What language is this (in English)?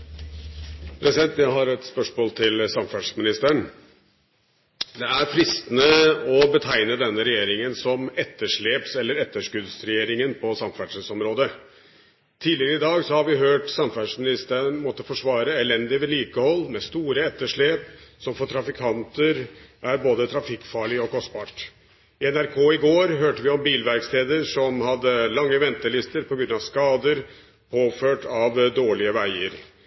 Norwegian Bokmål